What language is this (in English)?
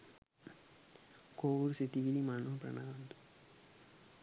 Sinhala